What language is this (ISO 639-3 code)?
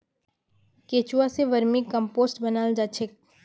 mag